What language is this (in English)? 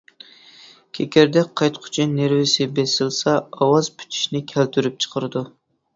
Uyghur